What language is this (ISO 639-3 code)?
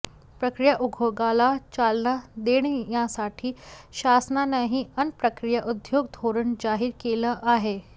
mar